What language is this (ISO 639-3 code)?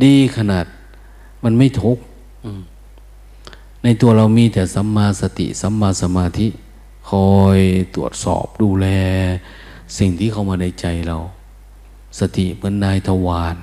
tha